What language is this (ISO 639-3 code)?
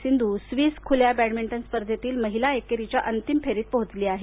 mar